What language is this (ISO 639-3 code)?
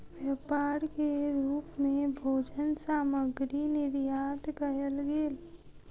mai